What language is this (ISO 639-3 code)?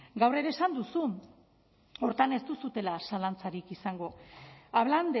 eus